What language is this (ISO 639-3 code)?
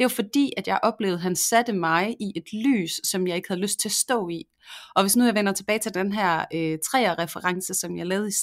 dan